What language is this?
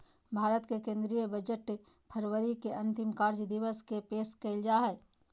Magahi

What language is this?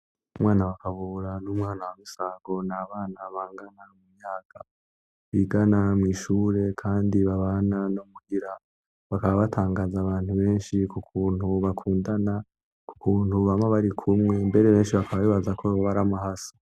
Rundi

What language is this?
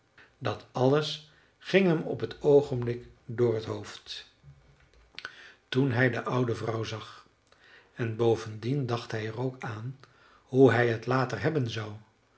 Dutch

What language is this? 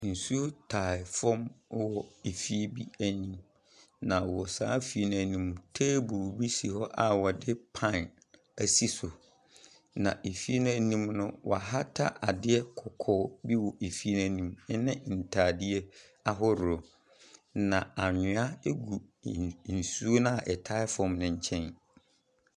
Akan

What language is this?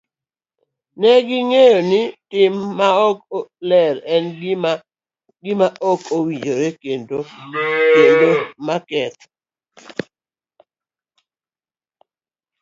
Luo (Kenya and Tanzania)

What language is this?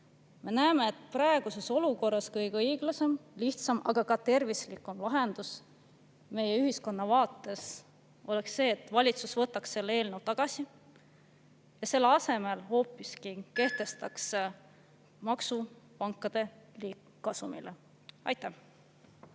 Estonian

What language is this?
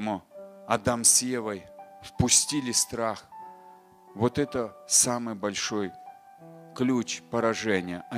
Russian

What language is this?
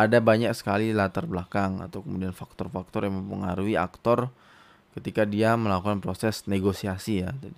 Indonesian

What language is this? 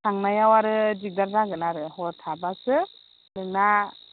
Bodo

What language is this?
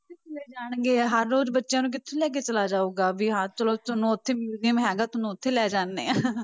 Punjabi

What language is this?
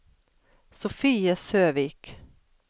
Norwegian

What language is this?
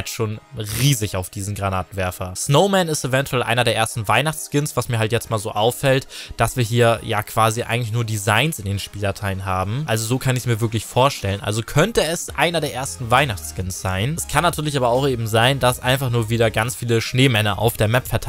German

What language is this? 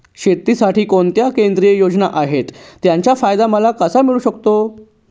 Marathi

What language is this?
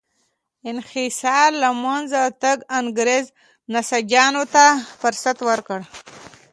Pashto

